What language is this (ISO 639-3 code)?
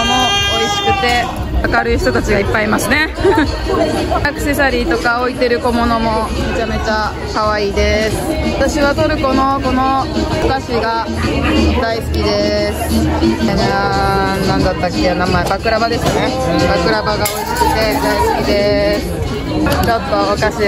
jpn